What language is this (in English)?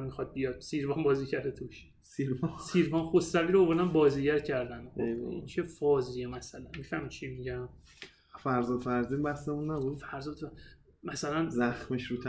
Persian